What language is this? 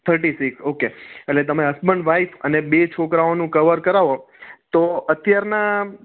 Gujarati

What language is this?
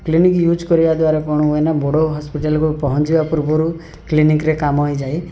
Odia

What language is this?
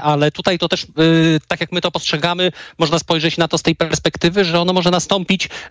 Polish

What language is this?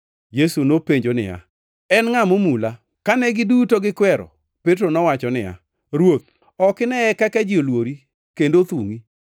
Luo (Kenya and Tanzania)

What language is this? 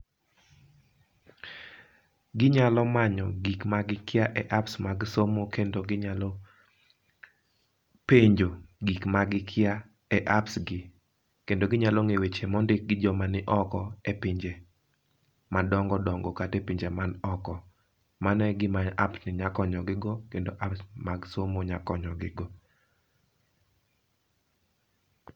Luo (Kenya and Tanzania)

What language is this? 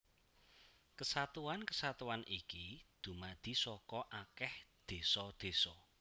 Javanese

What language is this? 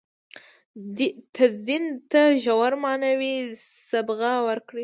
Pashto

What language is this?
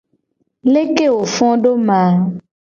Gen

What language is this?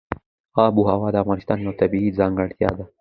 Pashto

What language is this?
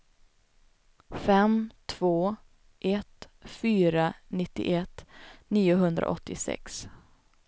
Swedish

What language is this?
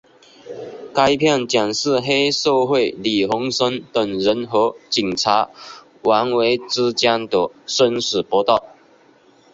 Chinese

